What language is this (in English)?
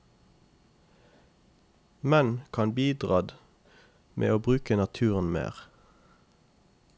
Norwegian